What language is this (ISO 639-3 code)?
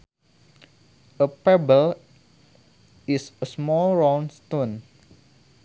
sun